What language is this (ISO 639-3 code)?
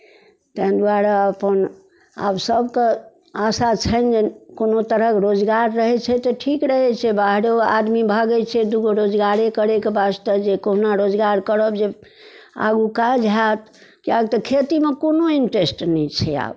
mai